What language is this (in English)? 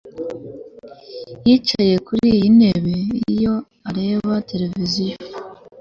Kinyarwanda